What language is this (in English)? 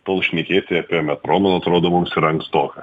Lithuanian